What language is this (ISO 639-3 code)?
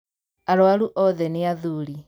kik